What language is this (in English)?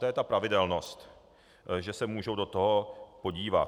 Czech